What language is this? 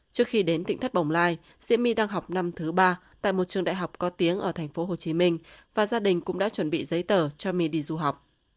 Vietnamese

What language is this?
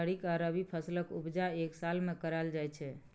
Maithili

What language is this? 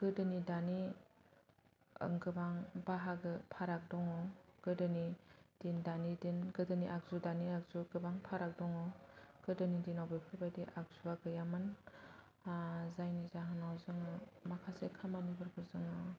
Bodo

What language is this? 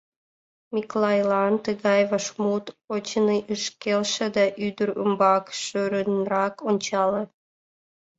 Mari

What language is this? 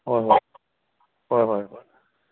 Manipuri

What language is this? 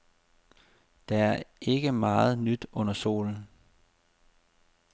Danish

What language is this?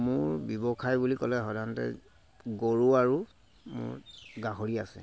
Assamese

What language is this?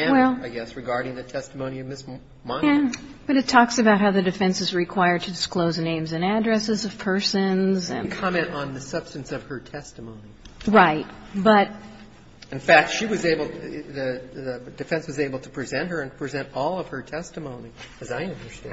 English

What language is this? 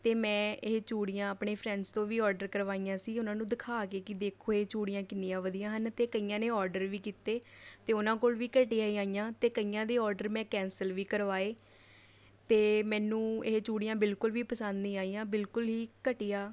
Punjabi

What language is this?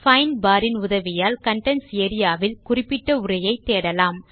Tamil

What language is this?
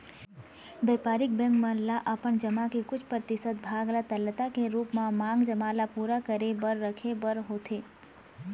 Chhattisgarhi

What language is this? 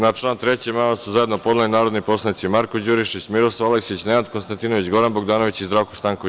Serbian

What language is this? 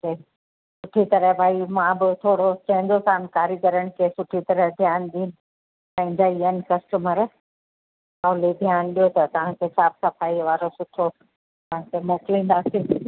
Sindhi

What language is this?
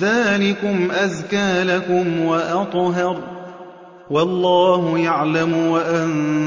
Arabic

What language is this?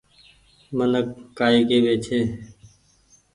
Goaria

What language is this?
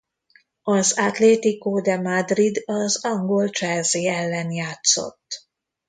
Hungarian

